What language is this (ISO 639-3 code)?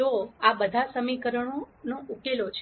guj